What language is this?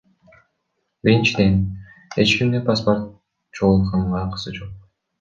Kyrgyz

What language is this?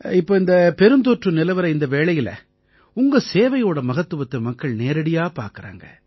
Tamil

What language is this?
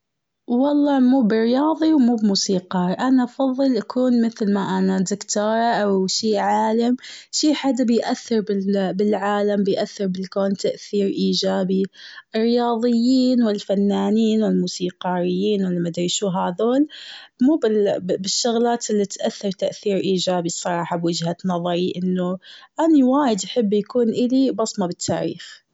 Gulf Arabic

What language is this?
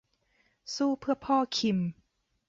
Thai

